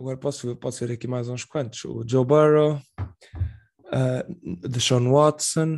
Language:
Portuguese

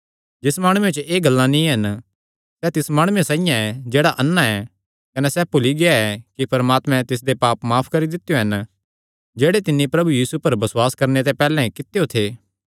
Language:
Kangri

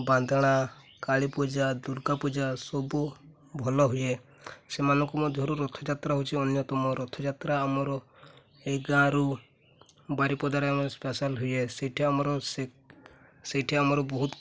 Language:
Odia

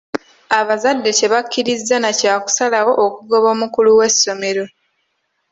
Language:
Ganda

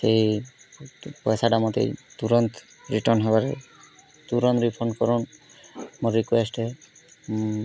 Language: Odia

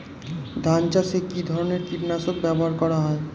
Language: Bangla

